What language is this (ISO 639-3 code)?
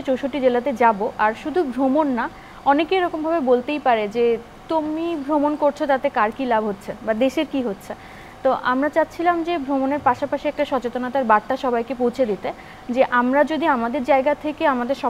kor